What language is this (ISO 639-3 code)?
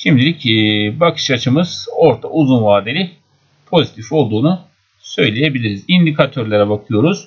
tur